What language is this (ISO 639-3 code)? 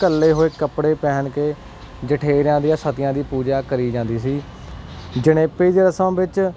pan